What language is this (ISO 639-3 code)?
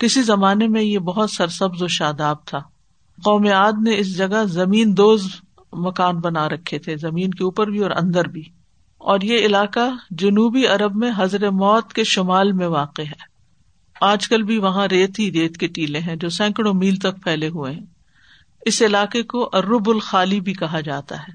urd